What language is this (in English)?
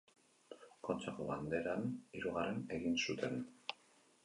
Basque